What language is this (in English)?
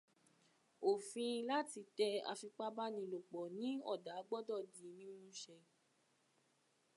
Yoruba